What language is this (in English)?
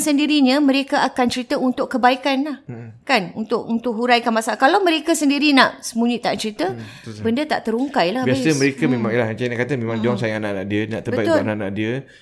Malay